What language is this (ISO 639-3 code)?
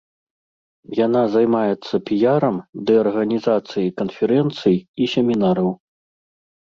bel